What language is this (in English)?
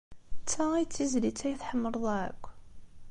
Kabyle